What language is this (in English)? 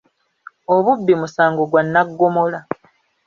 Ganda